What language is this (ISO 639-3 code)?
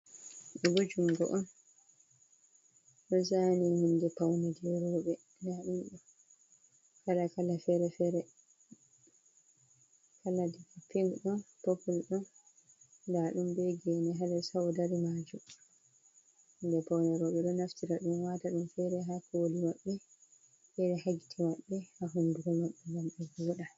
ful